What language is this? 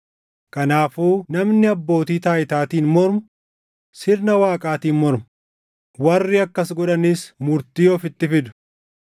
Oromo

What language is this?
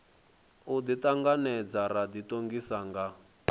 Venda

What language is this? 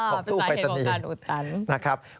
Thai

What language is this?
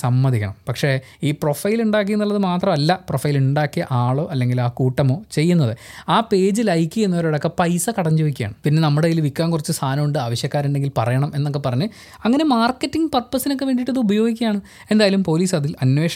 Malayalam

